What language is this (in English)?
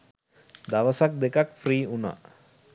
Sinhala